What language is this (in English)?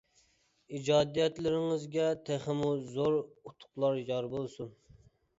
Uyghur